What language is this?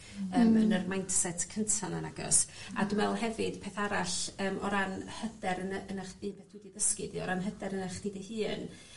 Welsh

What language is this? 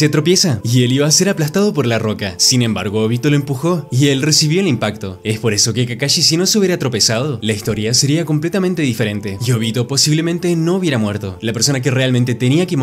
Spanish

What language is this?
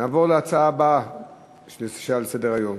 Hebrew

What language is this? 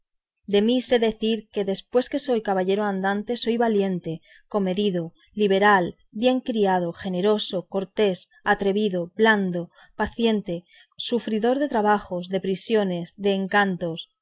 Spanish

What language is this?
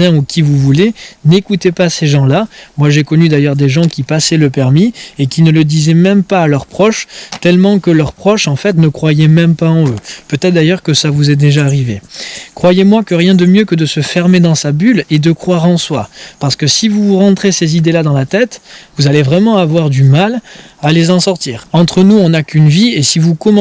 French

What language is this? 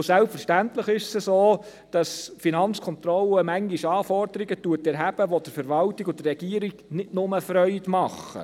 Swiss German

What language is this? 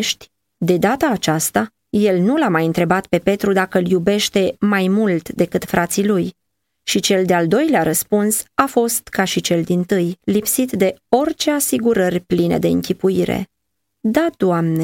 Romanian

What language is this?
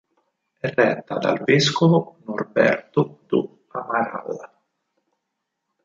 Italian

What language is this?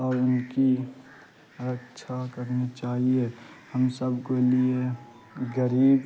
Urdu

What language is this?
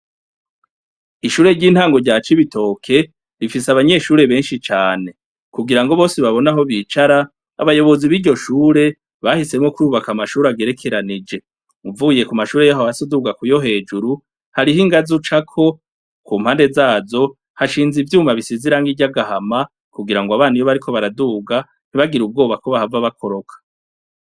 Rundi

